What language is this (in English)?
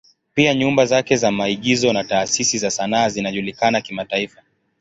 Swahili